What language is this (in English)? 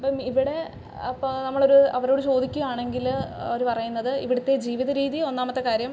Malayalam